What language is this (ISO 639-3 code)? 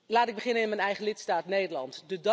nld